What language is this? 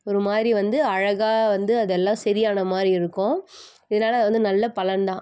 Tamil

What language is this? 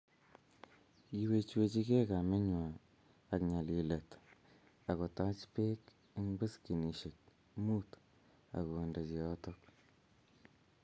Kalenjin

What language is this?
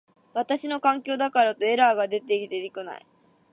Japanese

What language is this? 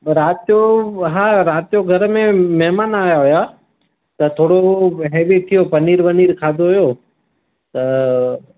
Sindhi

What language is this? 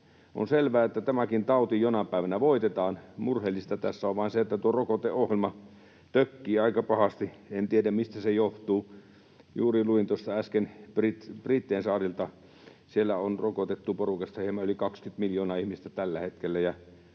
Finnish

